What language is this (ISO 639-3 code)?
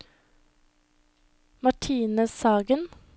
nor